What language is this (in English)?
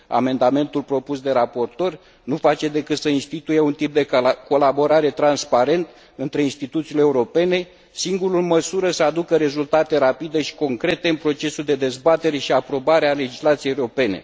Romanian